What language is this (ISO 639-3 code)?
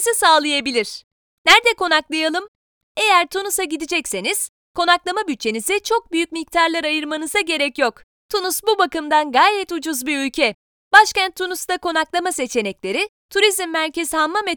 tur